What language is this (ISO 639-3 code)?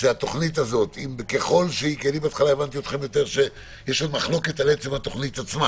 heb